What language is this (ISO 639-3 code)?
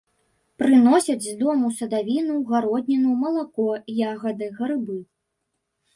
bel